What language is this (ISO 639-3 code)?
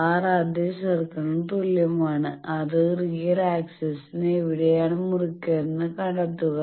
mal